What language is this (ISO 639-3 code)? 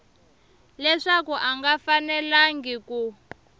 tso